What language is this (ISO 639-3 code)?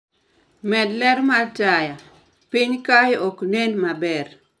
luo